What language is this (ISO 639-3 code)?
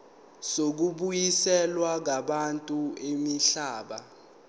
zul